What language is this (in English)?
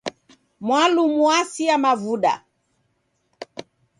Taita